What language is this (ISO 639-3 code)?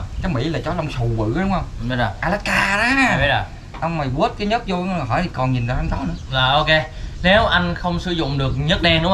vie